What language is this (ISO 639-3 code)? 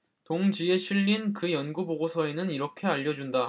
kor